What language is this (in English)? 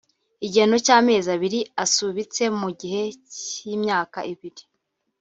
Kinyarwanda